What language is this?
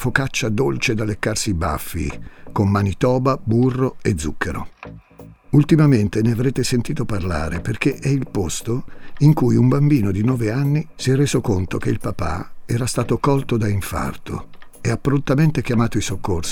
Italian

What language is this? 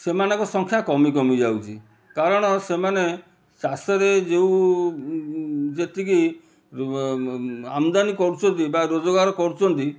Odia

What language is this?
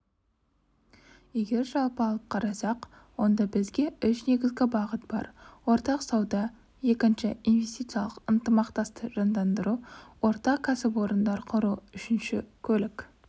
Kazakh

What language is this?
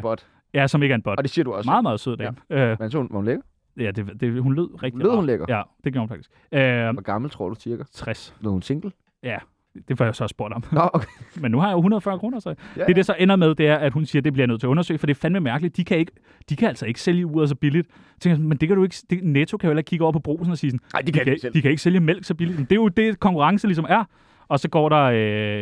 Danish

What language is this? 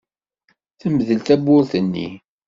Kabyle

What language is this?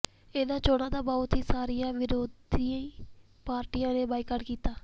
Punjabi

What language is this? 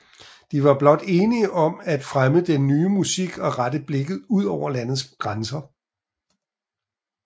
Danish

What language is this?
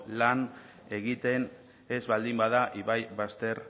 Basque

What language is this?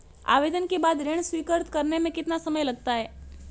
Hindi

